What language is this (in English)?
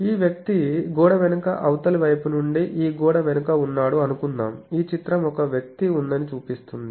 Telugu